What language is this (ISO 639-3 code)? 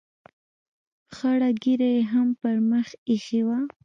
pus